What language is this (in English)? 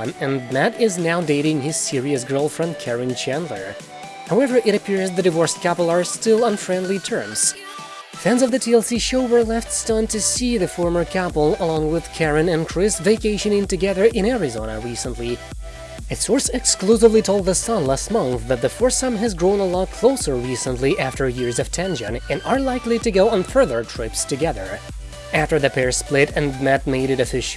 English